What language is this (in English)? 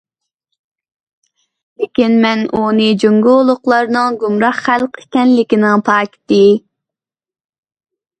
Uyghur